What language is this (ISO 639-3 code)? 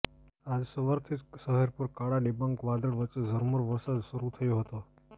guj